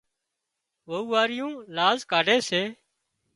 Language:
Wadiyara Koli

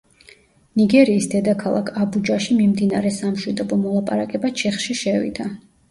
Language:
Georgian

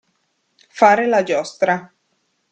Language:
Italian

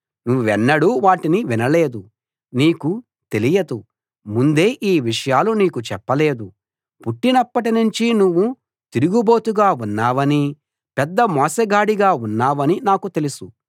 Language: Telugu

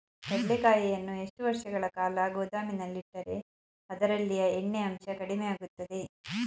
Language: Kannada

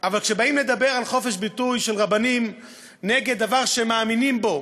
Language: Hebrew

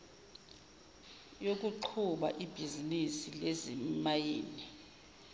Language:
Zulu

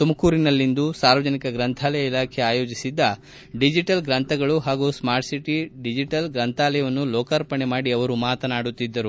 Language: Kannada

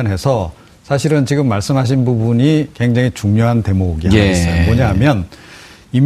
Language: Korean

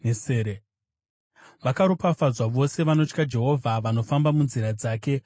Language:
Shona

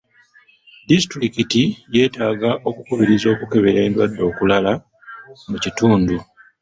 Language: Ganda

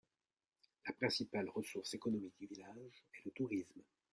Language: French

